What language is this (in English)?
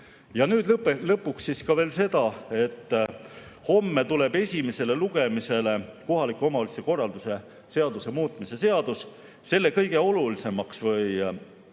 Estonian